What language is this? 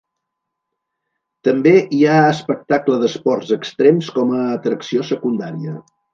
Catalan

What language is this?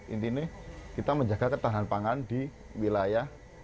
Indonesian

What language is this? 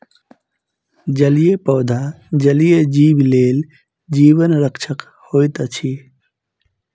Maithili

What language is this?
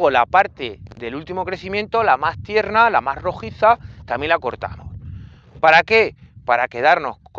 Spanish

